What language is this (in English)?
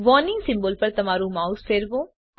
Gujarati